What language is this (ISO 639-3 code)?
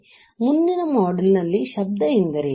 kan